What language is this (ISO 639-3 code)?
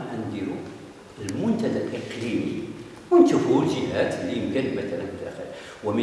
ara